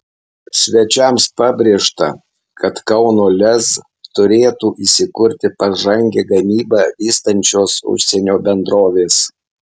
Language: Lithuanian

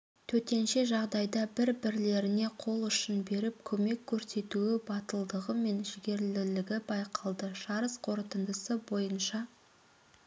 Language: Kazakh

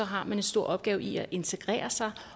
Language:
Danish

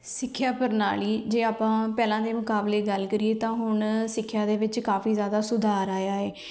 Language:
Punjabi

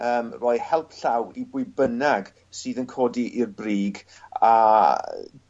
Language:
Welsh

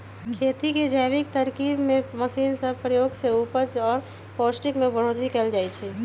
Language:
Magahi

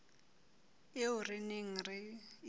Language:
Southern Sotho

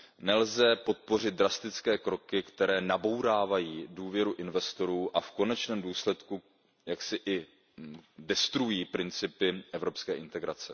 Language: Czech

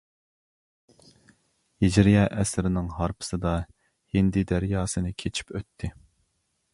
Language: Uyghur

